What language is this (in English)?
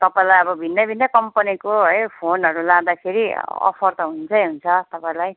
Nepali